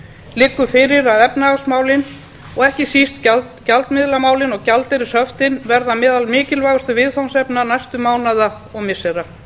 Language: Icelandic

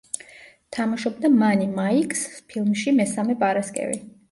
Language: Georgian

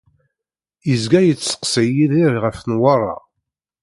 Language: Kabyle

